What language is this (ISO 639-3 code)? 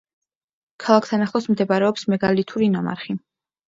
kat